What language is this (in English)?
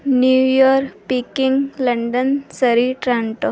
Punjabi